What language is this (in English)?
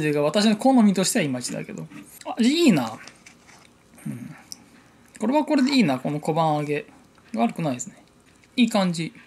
Japanese